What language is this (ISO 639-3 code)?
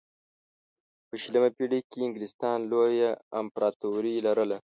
pus